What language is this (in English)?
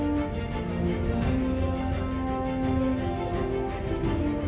Thai